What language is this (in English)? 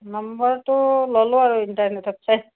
Assamese